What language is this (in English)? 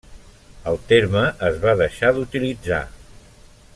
Catalan